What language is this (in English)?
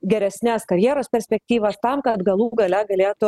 Lithuanian